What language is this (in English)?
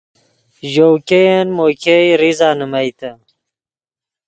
Yidgha